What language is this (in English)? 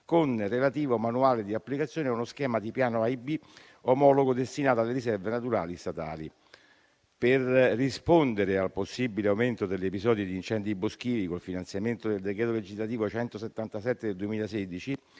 Italian